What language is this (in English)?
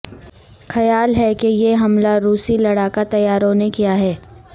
Urdu